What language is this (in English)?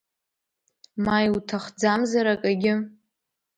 Abkhazian